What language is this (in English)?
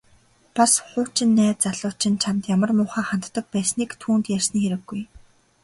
Mongolian